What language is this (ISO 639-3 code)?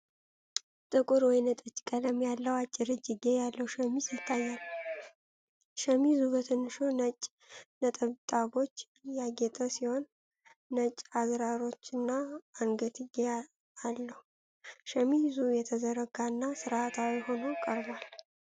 amh